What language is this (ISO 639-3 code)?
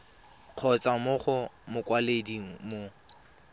tsn